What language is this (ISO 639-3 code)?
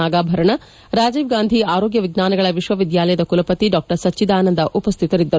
kan